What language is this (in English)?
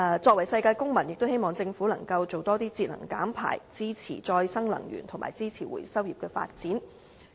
Cantonese